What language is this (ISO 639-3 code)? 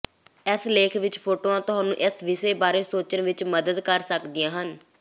pan